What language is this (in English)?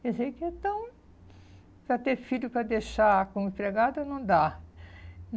Portuguese